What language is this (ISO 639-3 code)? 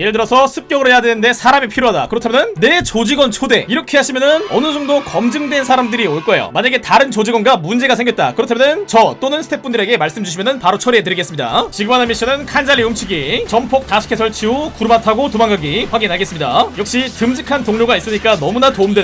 kor